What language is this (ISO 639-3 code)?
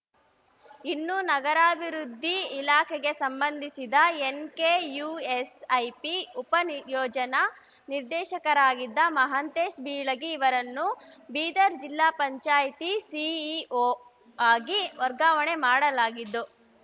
kan